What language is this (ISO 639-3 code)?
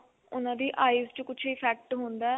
pan